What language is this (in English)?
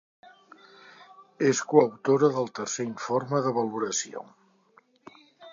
Catalan